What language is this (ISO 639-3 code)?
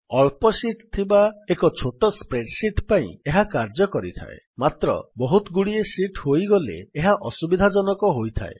ori